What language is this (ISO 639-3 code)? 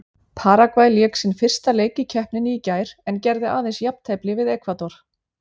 isl